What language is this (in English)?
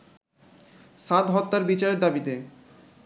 Bangla